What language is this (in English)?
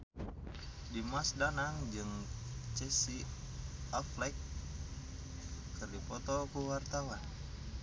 Sundanese